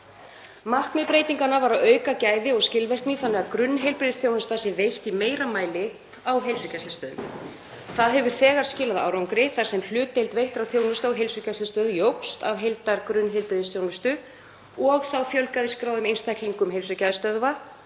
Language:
Icelandic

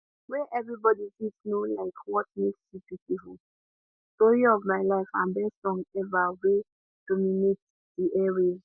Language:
Nigerian Pidgin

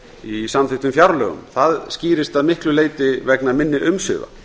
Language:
Icelandic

